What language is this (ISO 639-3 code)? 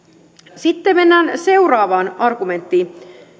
fin